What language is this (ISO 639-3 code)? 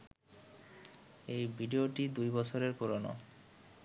ben